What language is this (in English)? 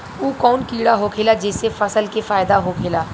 Bhojpuri